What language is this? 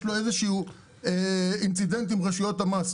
Hebrew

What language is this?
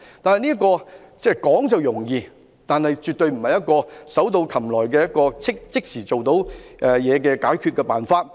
Cantonese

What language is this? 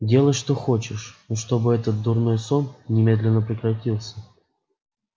Russian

